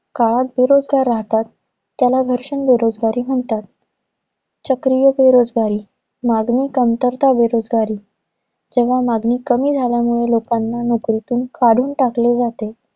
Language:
Marathi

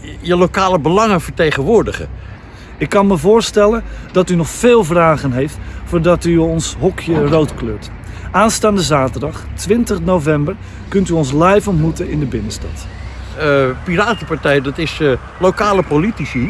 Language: Dutch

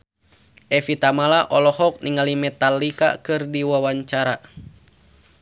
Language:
Sundanese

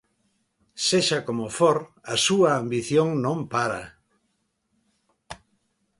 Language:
Galician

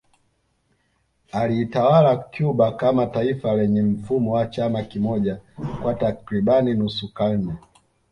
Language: Swahili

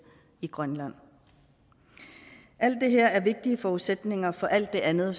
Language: Danish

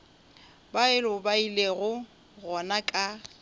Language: Northern Sotho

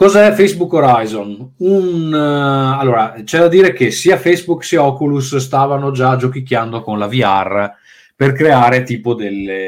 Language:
Italian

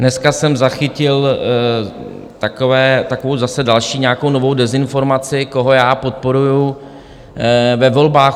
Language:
Czech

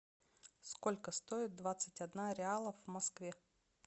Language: Russian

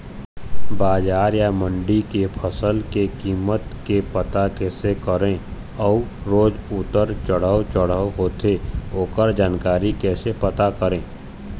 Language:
Chhattisgarhi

